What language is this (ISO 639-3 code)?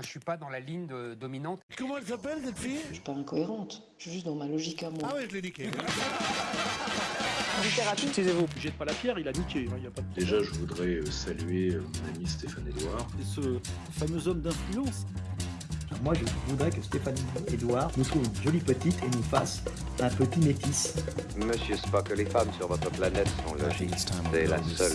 fra